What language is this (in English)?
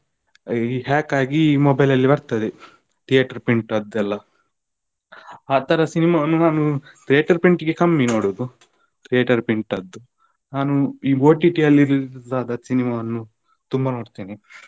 Kannada